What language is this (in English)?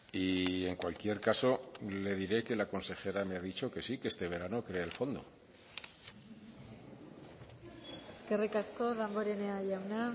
Spanish